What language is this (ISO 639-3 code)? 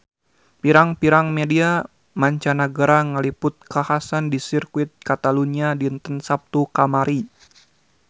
sun